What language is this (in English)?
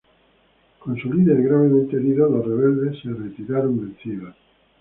Spanish